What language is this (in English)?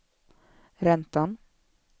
Swedish